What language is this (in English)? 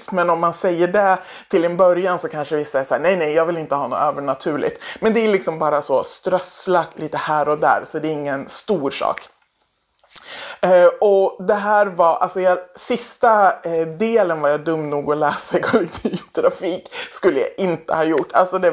Swedish